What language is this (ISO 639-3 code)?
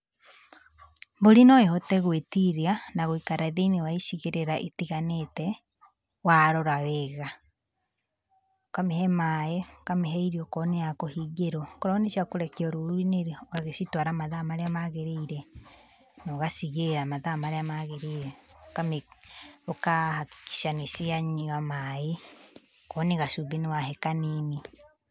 kik